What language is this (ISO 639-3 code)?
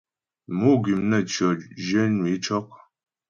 bbj